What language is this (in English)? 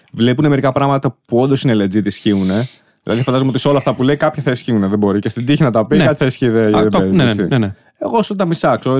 Greek